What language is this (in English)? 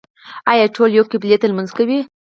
Pashto